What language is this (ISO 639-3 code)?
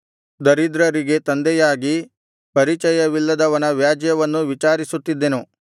kan